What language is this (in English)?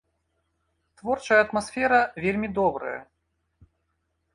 Belarusian